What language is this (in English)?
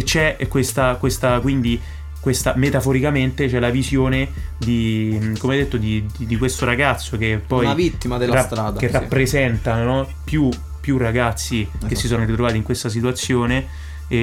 Italian